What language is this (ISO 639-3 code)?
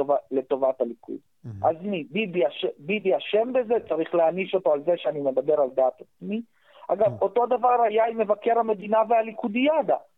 heb